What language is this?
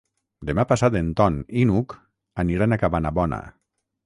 Catalan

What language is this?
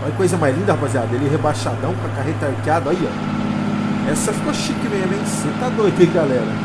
Portuguese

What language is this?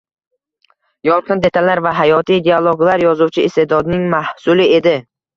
Uzbek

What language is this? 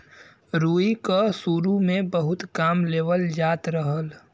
Bhojpuri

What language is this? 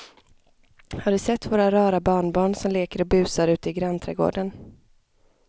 Swedish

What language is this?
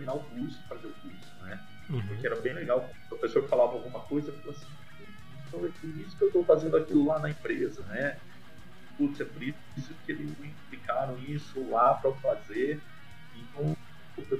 Portuguese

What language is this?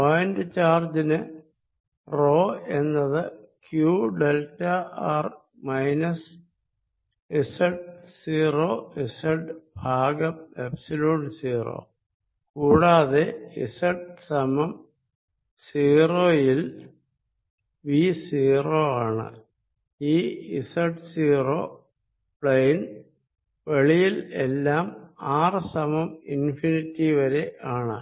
Malayalam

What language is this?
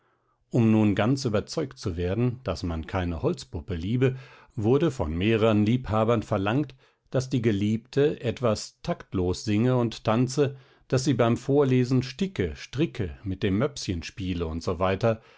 German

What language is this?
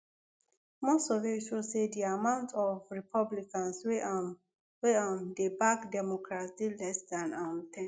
Nigerian Pidgin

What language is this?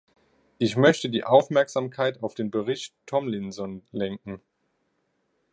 German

